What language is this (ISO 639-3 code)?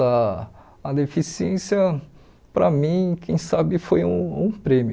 por